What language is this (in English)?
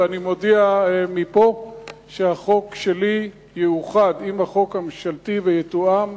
Hebrew